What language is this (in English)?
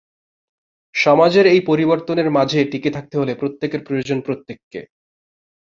Bangla